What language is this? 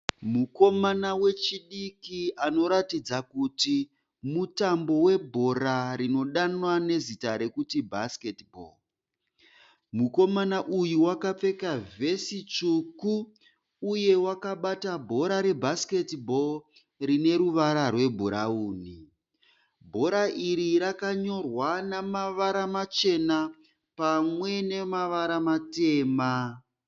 Shona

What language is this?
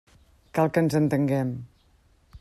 Catalan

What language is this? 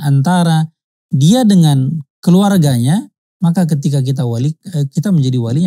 Indonesian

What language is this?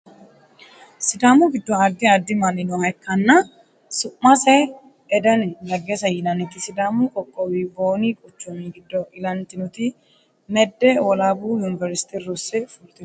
Sidamo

